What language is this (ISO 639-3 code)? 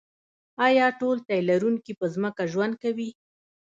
pus